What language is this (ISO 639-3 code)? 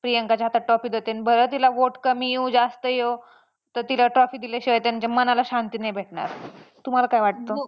mar